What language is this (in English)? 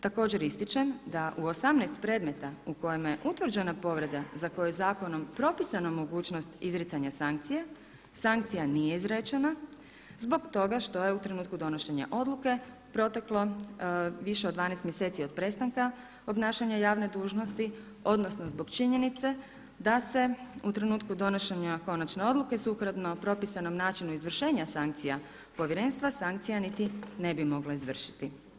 Croatian